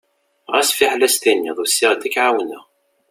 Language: Kabyle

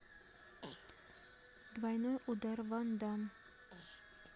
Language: Russian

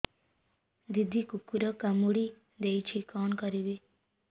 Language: Odia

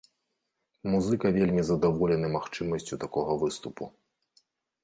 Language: Belarusian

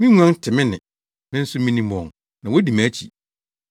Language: Akan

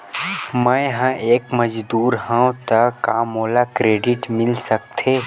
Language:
Chhattisgarhi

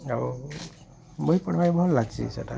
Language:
Odia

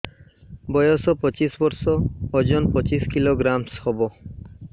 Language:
Odia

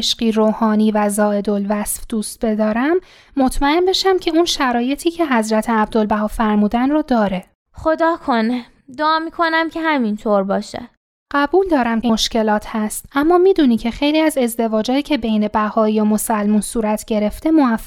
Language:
Persian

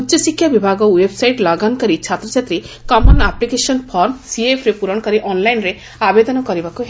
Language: Odia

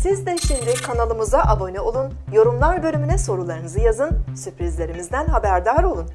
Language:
Turkish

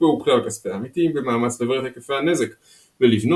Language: Hebrew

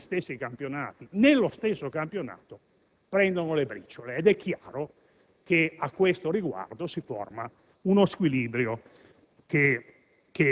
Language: Italian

